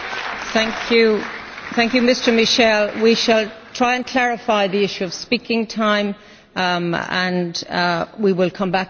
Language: English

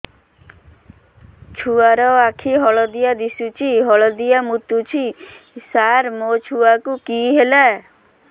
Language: Odia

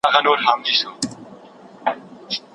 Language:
Pashto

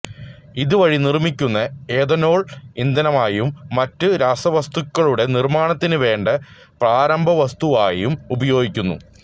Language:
Malayalam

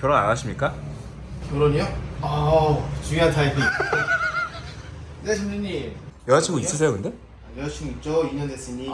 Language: Korean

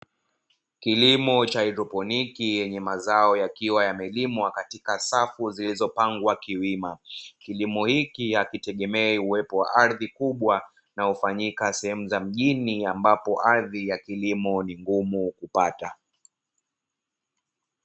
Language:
Swahili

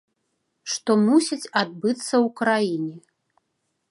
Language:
Belarusian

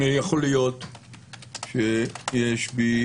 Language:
Hebrew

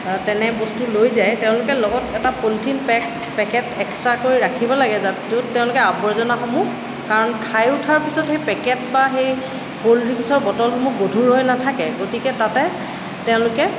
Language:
Assamese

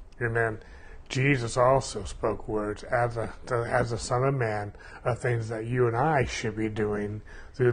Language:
English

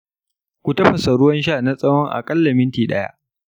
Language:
Hausa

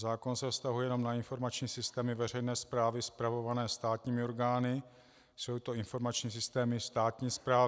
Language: Czech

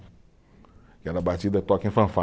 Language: Portuguese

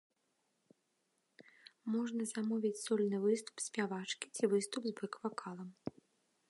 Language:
Belarusian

